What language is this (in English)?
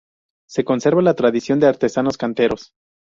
Spanish